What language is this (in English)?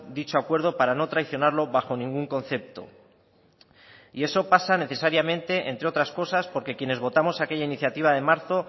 Spanish